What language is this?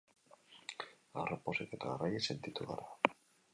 Basque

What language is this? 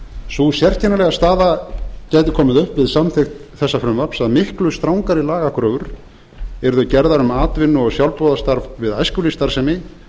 Icelandic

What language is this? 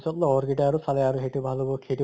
Assamese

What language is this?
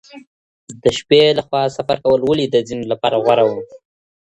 Pashto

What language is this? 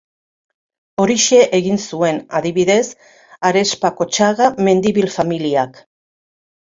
Basque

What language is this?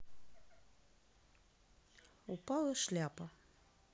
Russian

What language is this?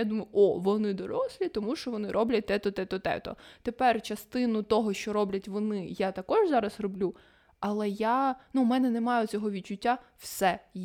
Ukrainian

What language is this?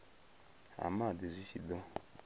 Venda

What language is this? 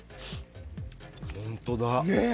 Japanese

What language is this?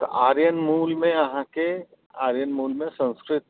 Maithili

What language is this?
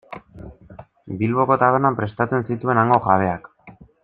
Basque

